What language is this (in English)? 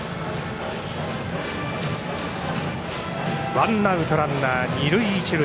Japanese